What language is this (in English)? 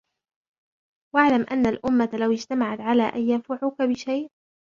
Arabic